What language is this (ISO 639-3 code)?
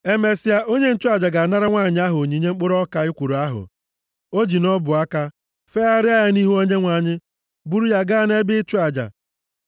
ibo